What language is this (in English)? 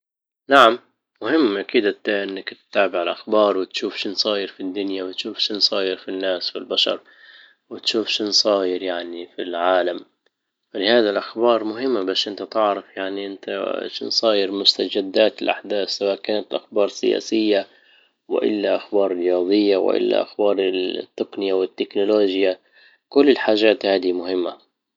Libyan Arabic